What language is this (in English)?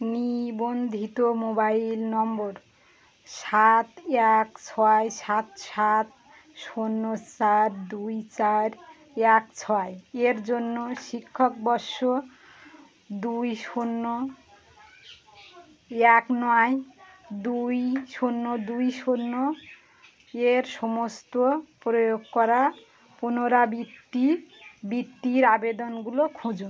Bangla